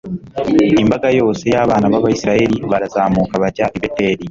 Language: Kinyarwanda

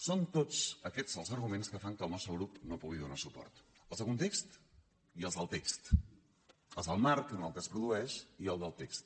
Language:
Catalan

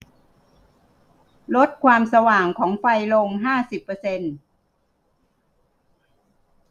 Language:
Thai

